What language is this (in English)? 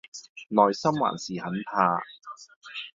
Cantonese